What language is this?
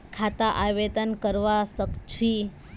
Magahi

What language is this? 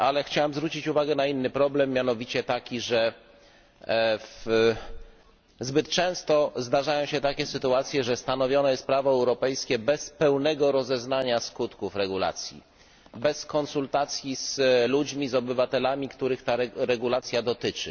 Polish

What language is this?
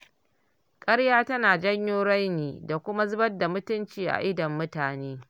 Hausa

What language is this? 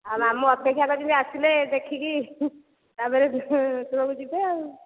Odia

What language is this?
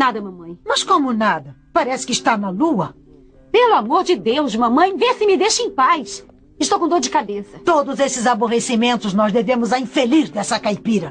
Portuguese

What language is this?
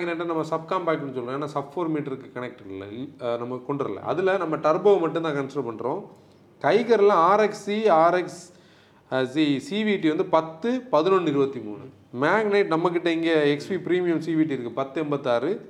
Tamil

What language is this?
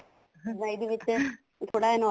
Punjabi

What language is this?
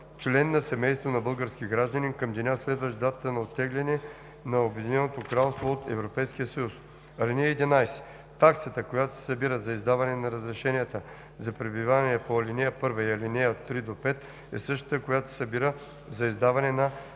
Bulgarian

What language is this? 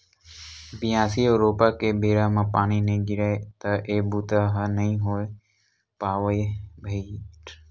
Chhattisgarhi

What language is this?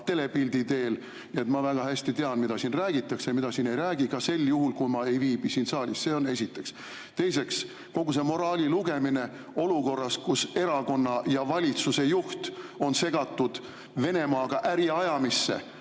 Estonian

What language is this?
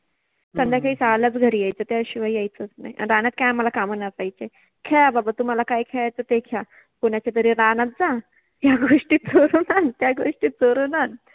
Marathi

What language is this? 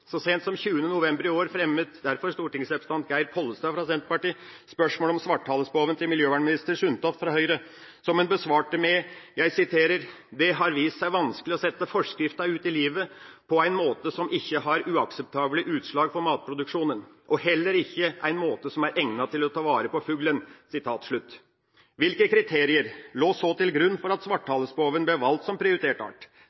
Norwegian Bokmål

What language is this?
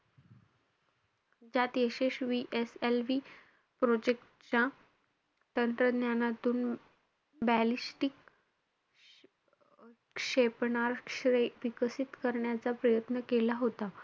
Marathi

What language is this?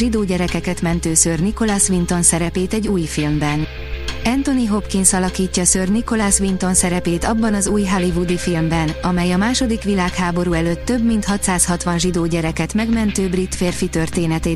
Hungarian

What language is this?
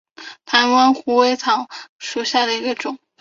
Chinese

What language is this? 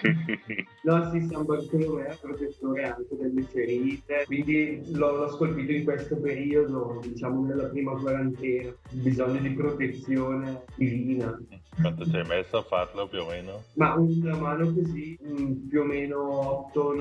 Italian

